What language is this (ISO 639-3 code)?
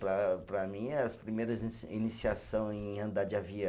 por